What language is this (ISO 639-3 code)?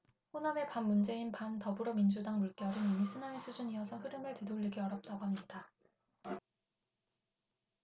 kor